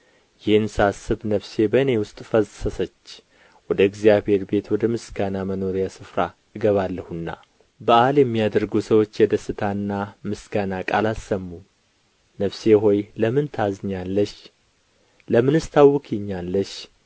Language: Amharic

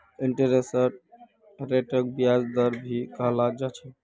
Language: Magahi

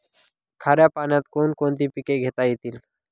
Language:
Marathi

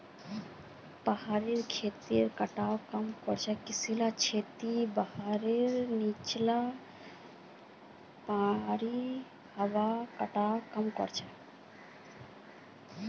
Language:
Magahi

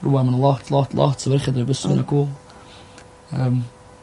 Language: Welsh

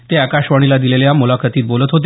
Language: Marathi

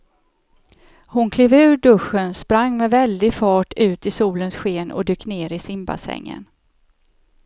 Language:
Swedish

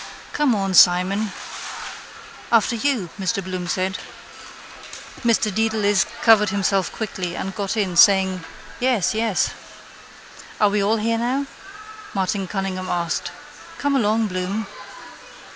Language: English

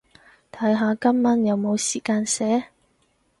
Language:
Cantonese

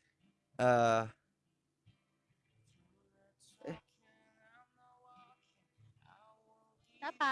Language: Indonesian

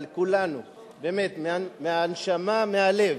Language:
Hebrew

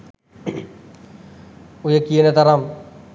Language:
Sinhala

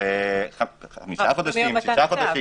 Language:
Hebrew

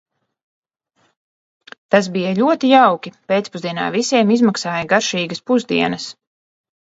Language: Latvian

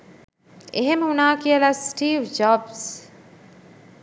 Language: Sinhala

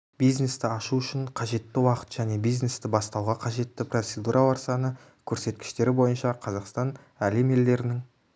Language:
Kazakh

